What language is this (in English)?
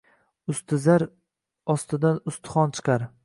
Uzbek